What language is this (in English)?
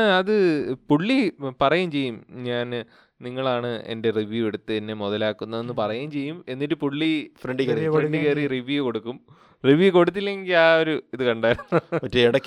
Malayalam